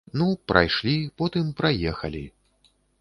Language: Belarusian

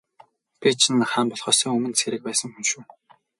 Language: Mongolian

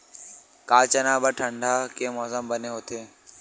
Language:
Chhattisgarhi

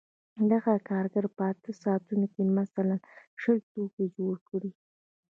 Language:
Pashto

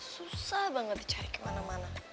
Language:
Indonesian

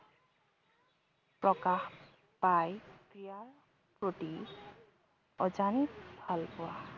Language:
Assamese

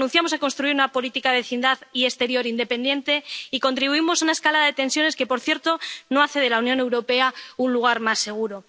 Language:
Spanish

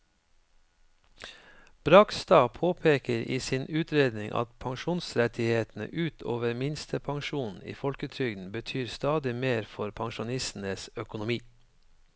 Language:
Norwegian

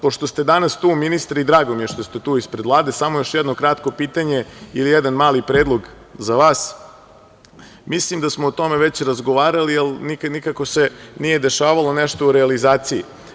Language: Serbian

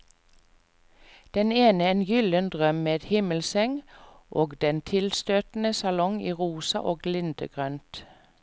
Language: Norwegian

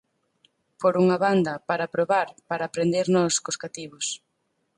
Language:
Galician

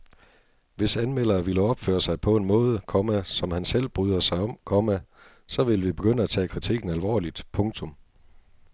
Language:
Danish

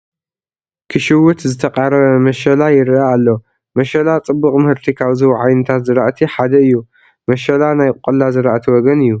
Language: Tigrinya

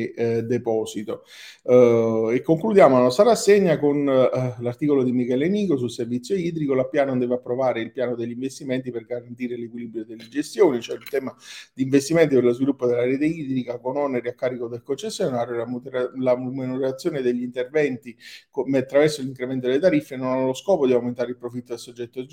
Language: Italian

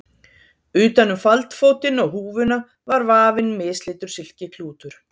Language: Icelandic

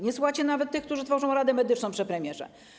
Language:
Polish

